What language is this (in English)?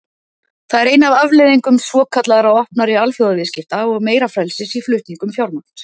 Icelandic